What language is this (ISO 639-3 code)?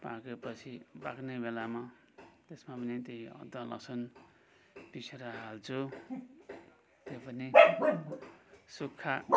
nep